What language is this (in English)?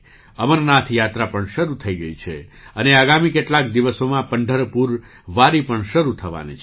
Gujarati